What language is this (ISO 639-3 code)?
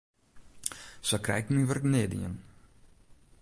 fry